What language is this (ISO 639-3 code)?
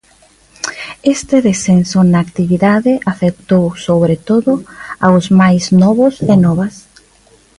glg